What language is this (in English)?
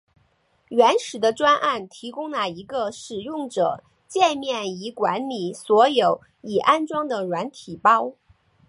Chinese